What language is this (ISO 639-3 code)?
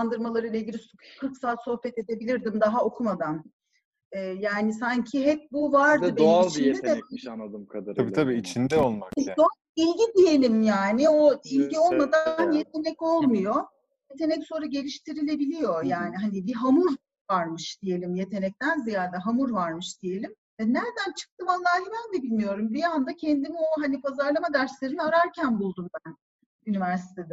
tur